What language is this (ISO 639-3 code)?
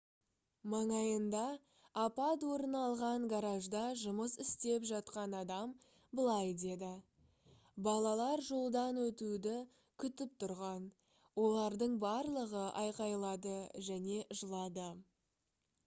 kaz